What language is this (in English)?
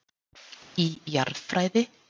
Icelandic